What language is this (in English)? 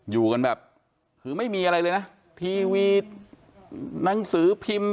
Thai